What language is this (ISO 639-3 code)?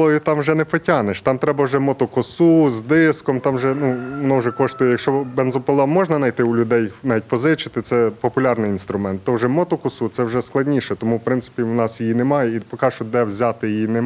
ukr